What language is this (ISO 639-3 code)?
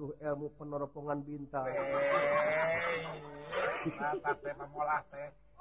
ind